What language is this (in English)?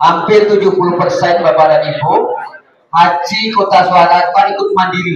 Indonesian